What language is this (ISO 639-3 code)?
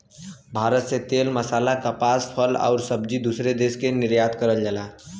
bho